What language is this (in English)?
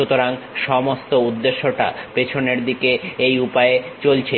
Bangla